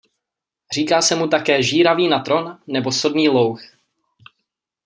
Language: Czech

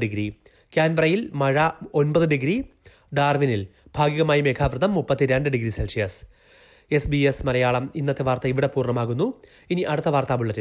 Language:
Malayalam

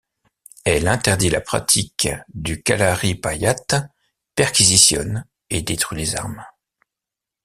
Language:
French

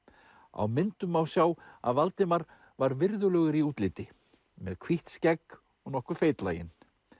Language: Icelandic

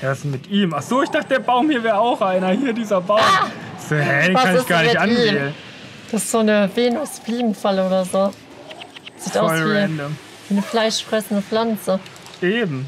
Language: German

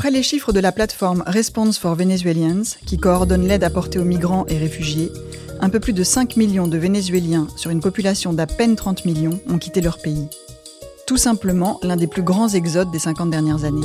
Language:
French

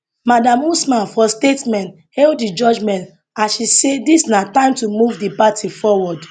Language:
Nigerian Pidgin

